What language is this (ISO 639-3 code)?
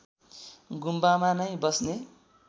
nep